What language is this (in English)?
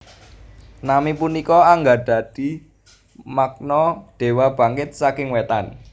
Javanese